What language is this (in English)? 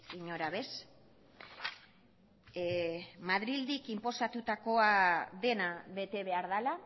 Basque